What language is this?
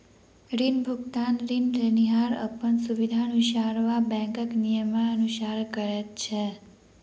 Maithili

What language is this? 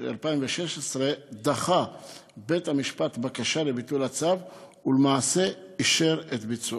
Hebrew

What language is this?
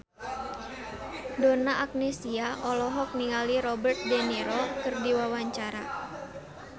Sundanese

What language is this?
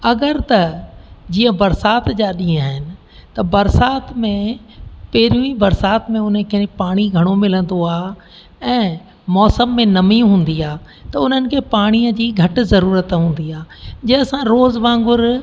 Sindhi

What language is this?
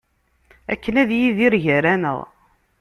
Kabyle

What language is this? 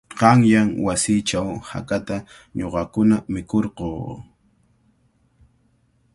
Cajatambo North Lima Quechua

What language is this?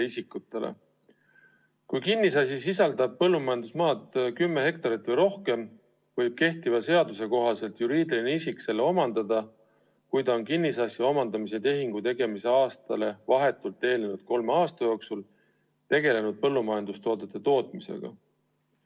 Estonian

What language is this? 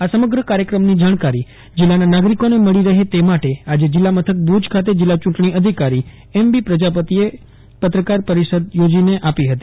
Gujarati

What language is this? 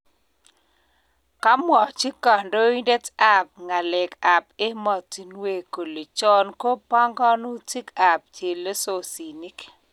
Kalenjin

